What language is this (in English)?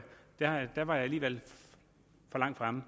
Danish